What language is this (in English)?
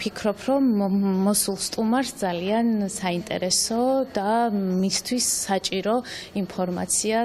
Romanian